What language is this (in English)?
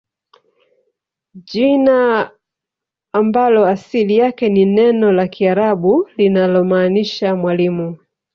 Swahili